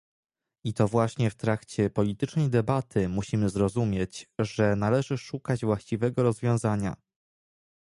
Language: Polish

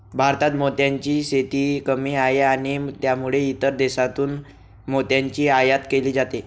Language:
Marathi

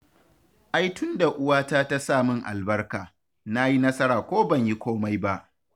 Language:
Hausa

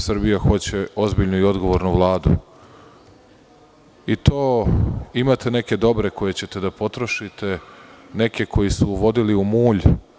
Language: Serbian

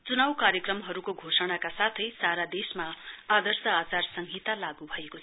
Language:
Nepali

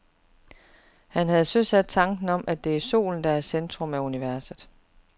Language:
Danish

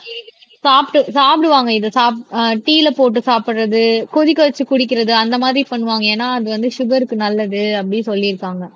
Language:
Tamil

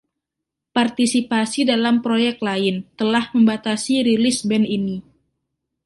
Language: Indonesian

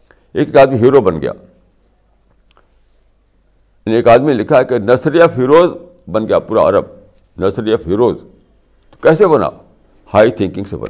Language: Urdu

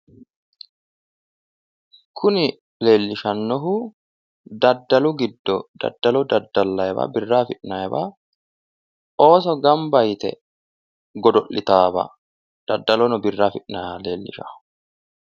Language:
Sidamo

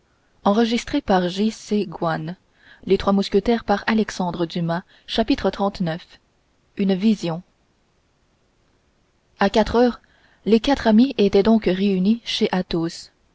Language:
French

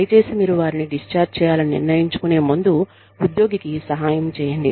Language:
Telugu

